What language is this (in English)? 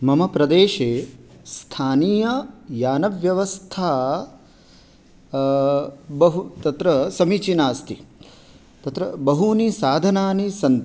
Sanskrit